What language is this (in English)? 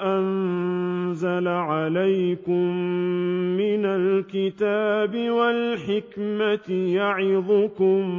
Arabic